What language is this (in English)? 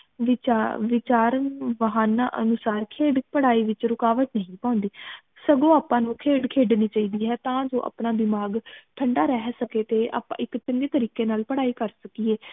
Punjabi